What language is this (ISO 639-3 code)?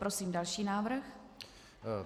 ces